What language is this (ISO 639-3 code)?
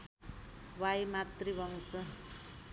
nep